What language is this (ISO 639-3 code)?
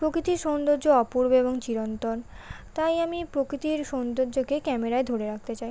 ben